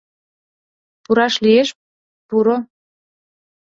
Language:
Mari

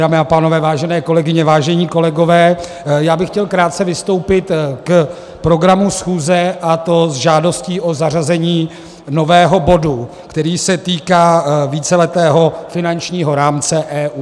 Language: Czech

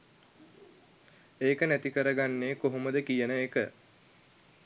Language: Sinhala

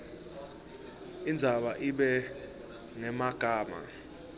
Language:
Swati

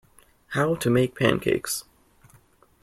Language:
English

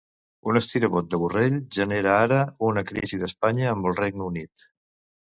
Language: Catalan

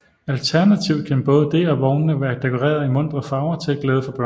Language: Danish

